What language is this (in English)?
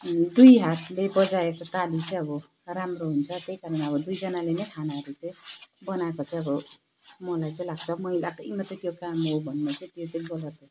Nepali